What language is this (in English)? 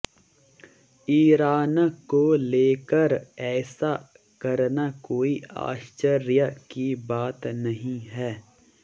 Hindi